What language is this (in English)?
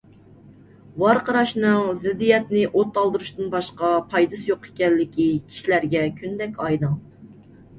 Uyghur